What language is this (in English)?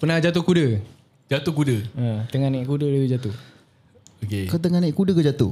Malay